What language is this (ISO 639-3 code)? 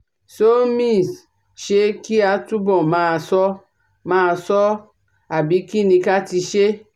yor